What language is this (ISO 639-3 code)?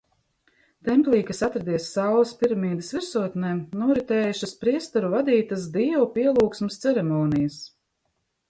lav